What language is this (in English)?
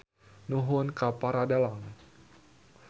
Sundanese